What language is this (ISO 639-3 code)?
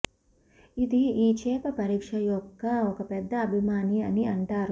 tel